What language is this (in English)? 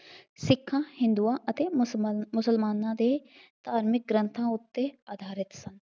Punjabi